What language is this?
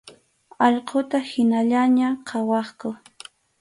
Arequipa-La Unión Quechua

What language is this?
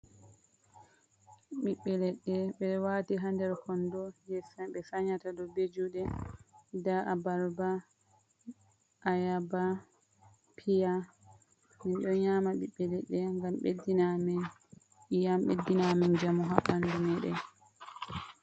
Fula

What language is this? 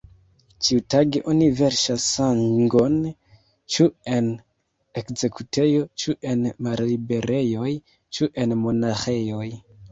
Esperanto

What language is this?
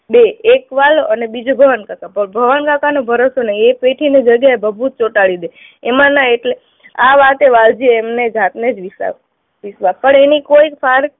Gujarati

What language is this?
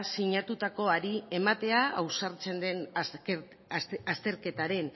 Basque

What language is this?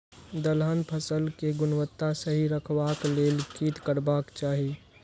Maithili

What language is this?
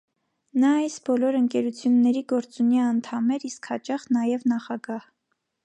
Armenian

